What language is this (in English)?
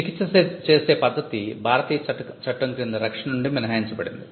Telugu